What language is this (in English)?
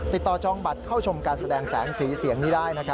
Thai